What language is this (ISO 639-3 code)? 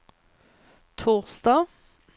swe